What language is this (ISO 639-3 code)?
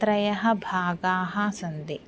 san